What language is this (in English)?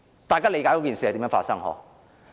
Cantonese